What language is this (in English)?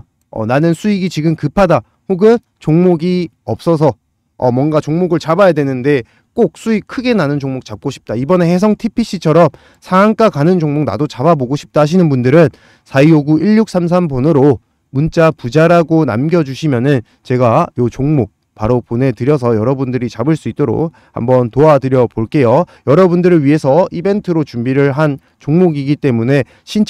Korean